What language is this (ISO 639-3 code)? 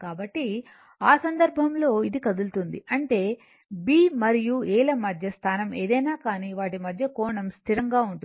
tel